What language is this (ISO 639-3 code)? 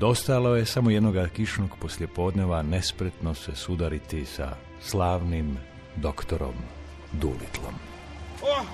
hrv